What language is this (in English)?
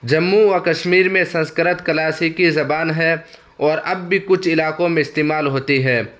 Urdu